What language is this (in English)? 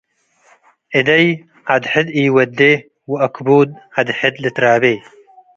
Tigre